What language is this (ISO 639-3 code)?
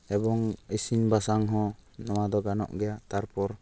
sat